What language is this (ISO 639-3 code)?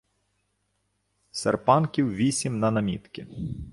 ukr